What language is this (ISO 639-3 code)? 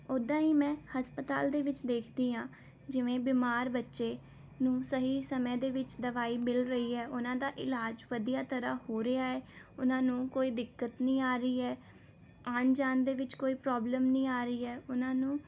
pan